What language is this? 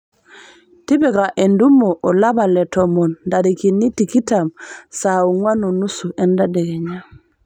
Masai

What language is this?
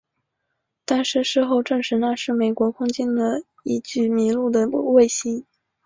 Chinese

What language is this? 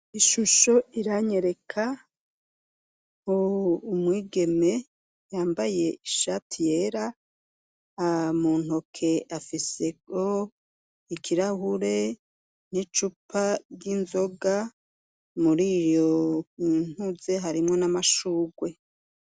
Rundi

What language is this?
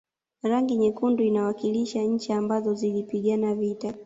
Swahili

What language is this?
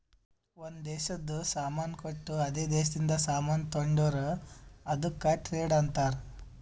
Kannada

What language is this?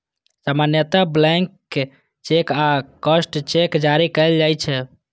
Maithili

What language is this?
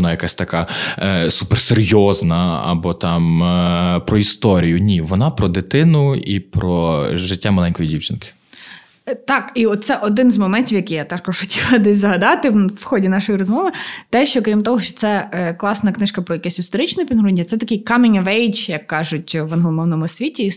Ukrainian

